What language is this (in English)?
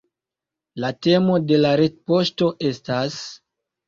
Esperanto